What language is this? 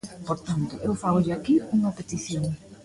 Galician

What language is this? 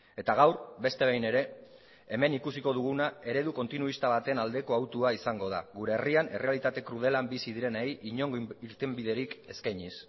Basque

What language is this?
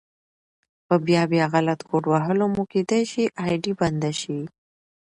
Pashto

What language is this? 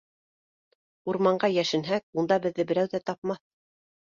Bashkir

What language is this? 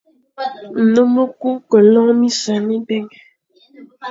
Fang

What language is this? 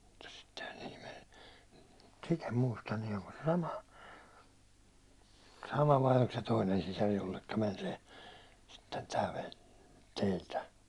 Finnish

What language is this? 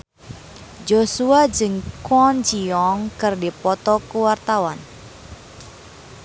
Sundanese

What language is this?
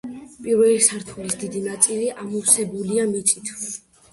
Georgian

